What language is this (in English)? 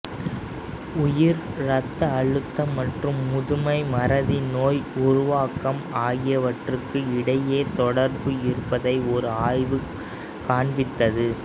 Tamil